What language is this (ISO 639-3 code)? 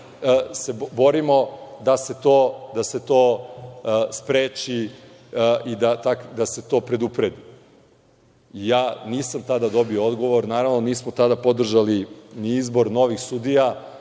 srp